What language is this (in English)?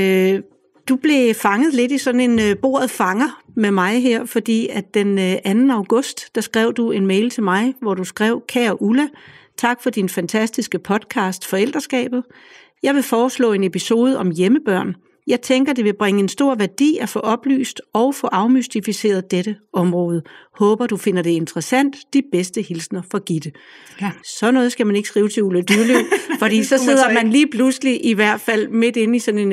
Danish